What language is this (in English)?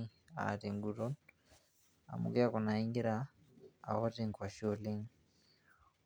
Masai